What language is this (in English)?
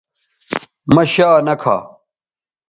Bateri